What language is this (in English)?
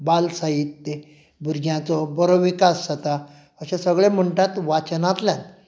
Konkani